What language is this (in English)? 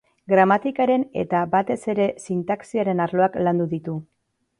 Basque